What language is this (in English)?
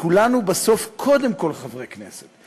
Hebrew